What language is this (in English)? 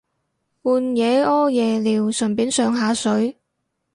Cantonese